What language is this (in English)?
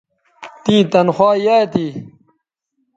Bateri